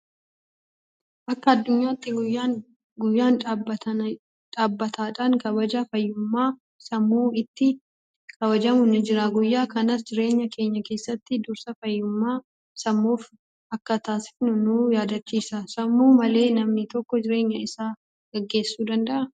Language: Oromo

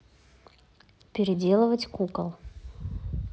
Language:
Russian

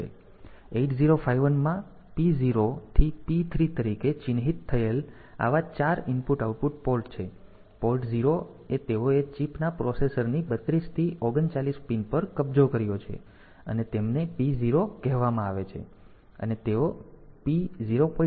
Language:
Gujarati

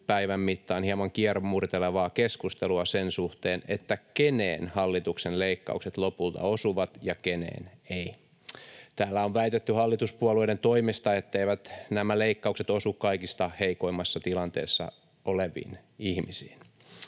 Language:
Finnish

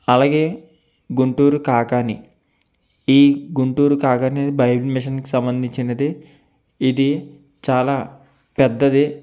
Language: Telugu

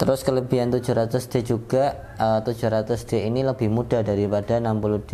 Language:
Indonesian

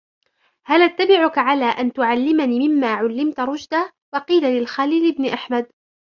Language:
Arabic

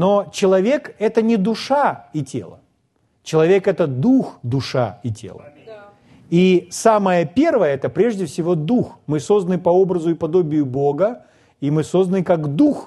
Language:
Russian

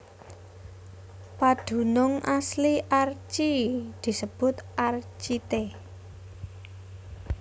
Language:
Javanese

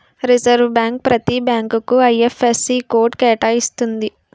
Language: Telugu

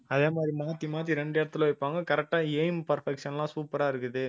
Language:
Tamil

